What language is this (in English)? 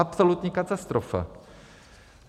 Czech